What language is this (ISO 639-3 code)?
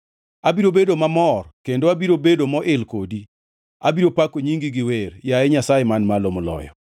luo